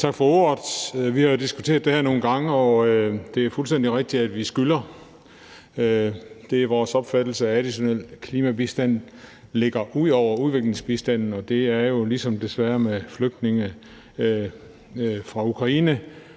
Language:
Danish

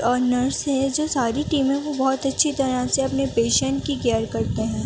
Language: Urdu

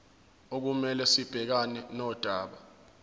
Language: Zulu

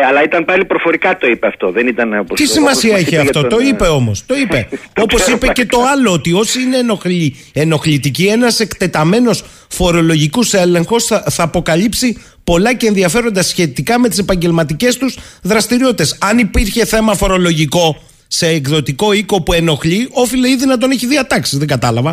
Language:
Greek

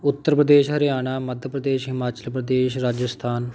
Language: Punjabi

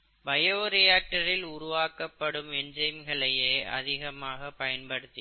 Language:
Tamil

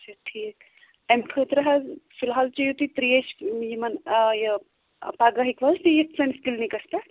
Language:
Kashmiri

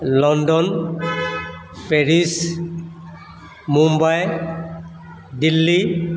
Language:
Assamese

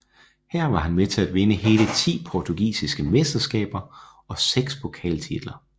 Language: Danish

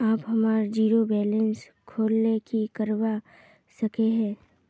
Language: Magahi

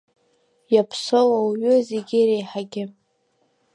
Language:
Abkhazian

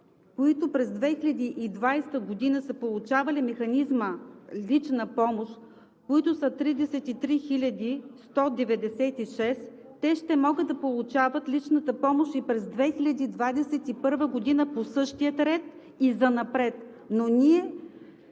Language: Bulgarian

